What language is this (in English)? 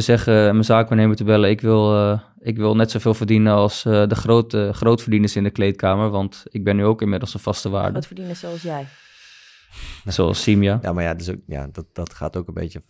Dutch